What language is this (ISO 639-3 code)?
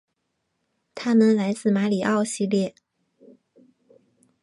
zho